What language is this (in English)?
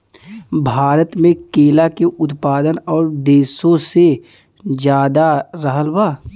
Bhojpuri